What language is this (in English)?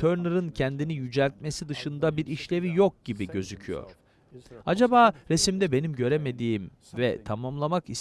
Turkish